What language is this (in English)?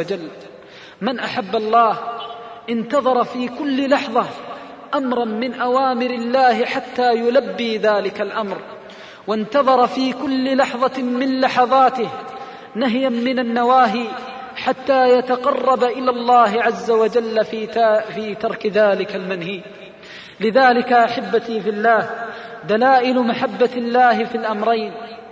Arabic